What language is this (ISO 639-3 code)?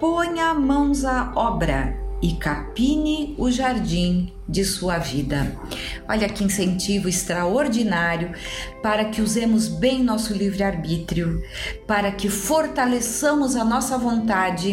por